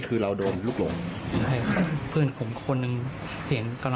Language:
Thai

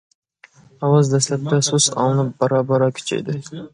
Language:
Uyghur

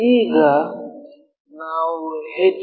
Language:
Kannada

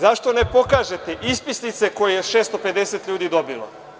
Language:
Serbian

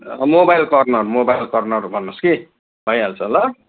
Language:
Nepali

